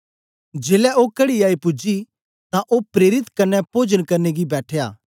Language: Dogri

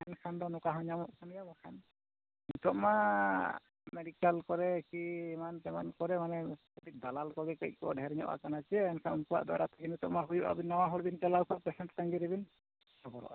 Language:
Santali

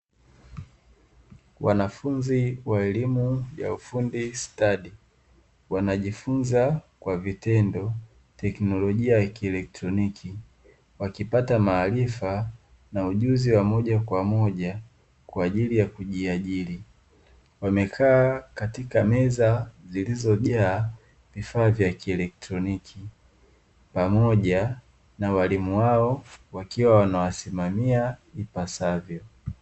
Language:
Swahili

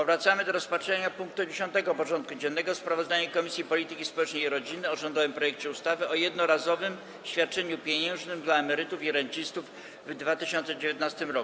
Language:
Polish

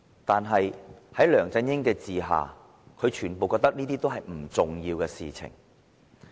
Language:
Cantonese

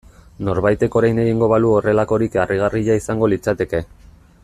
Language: Basque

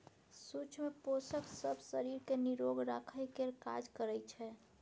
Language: Maithili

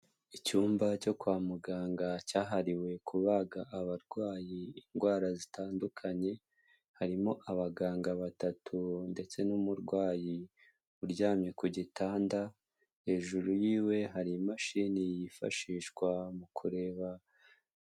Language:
Kinyarwanda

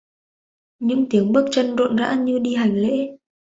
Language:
Vietnamese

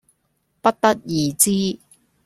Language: Cantonese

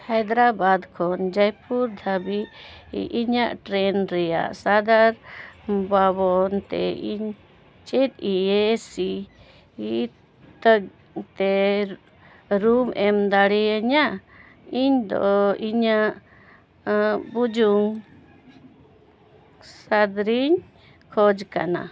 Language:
Santali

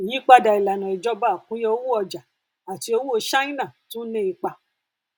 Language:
Yoruba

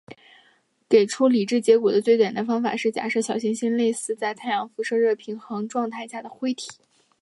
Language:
Chinese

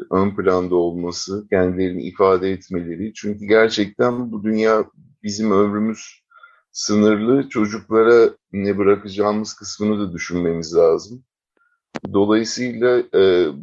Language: Turkish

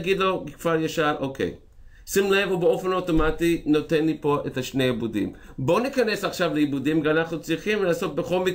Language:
Hebrew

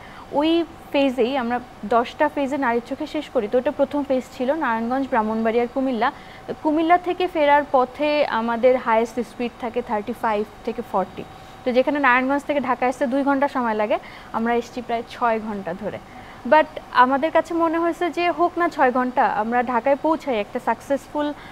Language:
Korean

